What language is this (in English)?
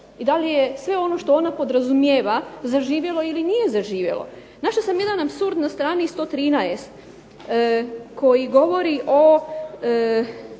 Croatian